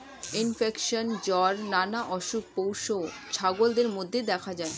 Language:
Bangla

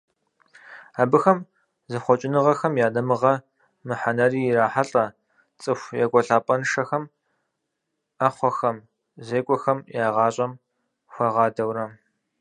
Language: Kabardian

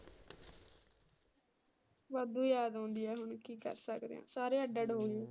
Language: Punjabi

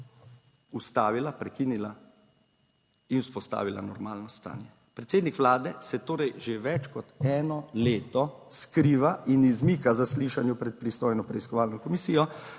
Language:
Slovenian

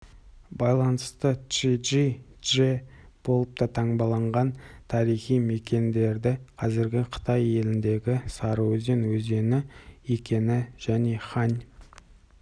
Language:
Kazakh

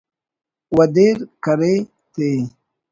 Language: Brahui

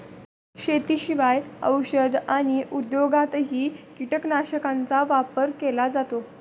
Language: Marathi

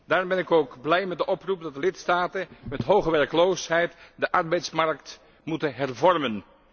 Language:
Dutch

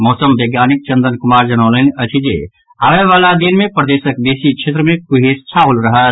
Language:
Maithili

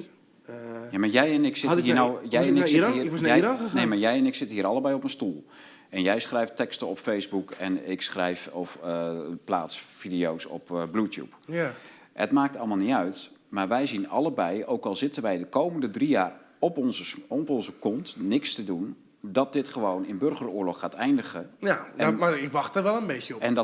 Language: Dutch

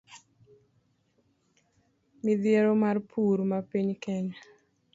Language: Luo (Kenya and Tanzania)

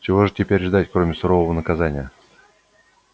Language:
Russian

